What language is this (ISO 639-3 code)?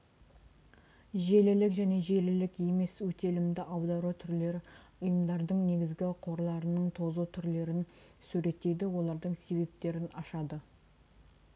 kaz